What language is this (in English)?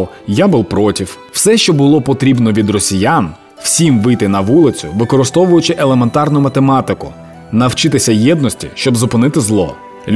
Ukrainian